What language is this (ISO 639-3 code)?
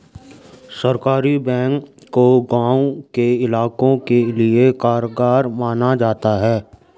hin